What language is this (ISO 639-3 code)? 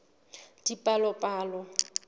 sot